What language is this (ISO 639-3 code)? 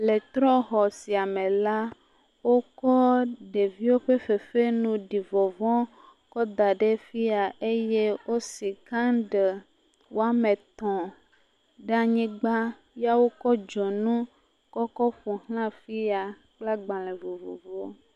ewe